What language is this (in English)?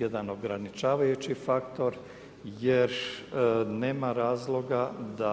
Croatian